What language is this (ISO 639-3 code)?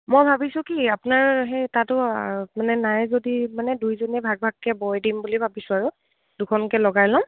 asm